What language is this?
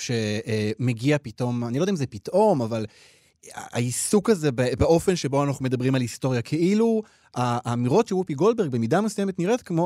Hebrew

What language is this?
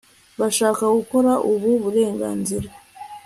Kinyarwanda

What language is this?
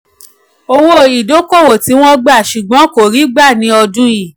Yoruba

